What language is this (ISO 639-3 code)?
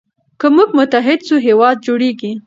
pus